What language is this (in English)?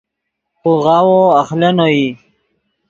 Yidgha